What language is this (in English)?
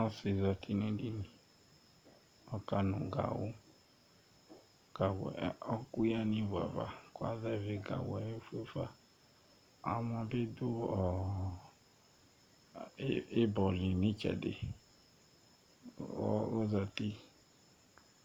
Ikposo